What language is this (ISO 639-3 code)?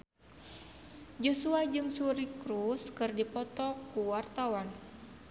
sun